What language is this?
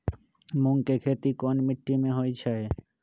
Magahi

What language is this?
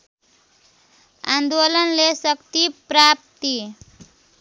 Nepali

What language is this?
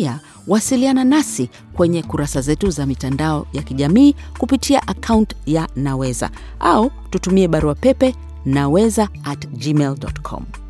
Swahili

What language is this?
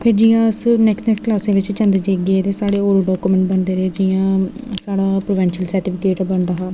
Dogri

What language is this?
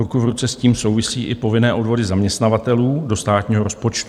Czech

